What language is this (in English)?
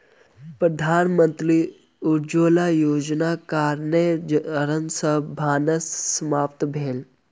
Maithili